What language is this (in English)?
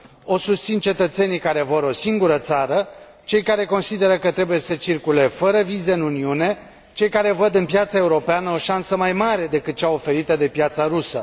Romanian